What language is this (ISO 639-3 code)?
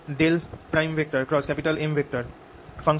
ben